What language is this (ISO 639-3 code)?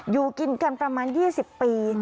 tha